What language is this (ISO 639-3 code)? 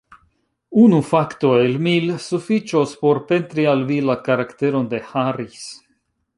epo